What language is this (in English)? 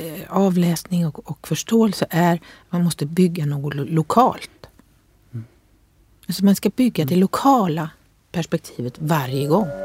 Swedish